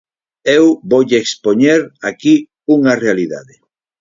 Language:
Galician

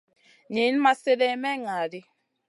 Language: Masana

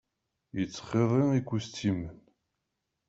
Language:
Kabyle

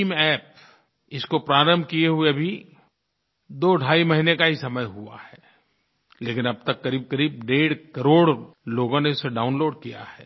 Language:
Hindi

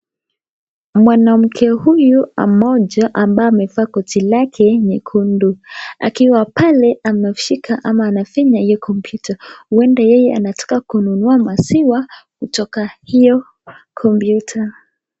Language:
Swahili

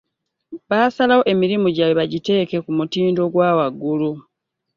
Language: Ganda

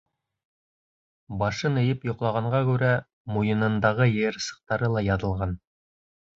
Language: Bashkir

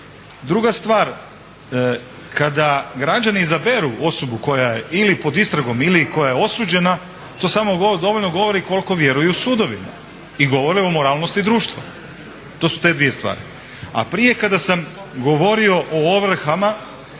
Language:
Croatian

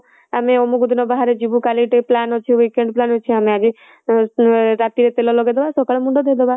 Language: Odia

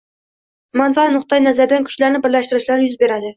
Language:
Uzbek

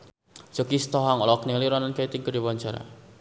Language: Sundanese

